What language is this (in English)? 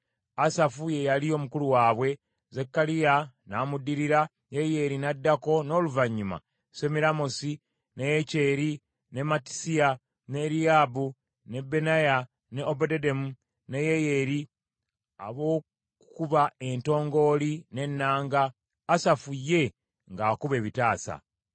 Ganda